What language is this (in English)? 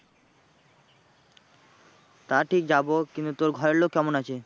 Bangla